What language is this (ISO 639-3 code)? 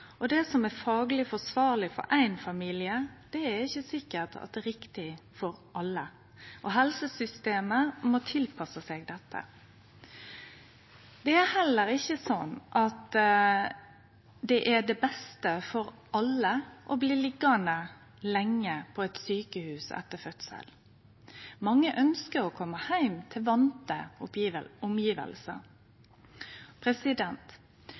nno